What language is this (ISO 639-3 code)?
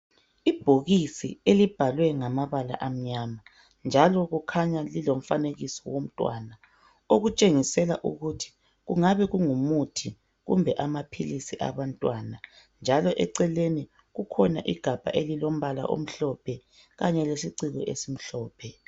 nde